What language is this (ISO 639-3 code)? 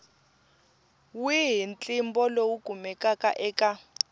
tso